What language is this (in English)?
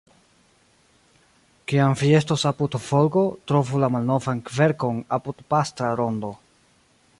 Esperanto